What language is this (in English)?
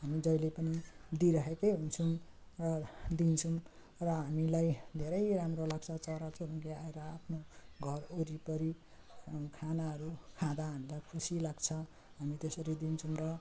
Nepali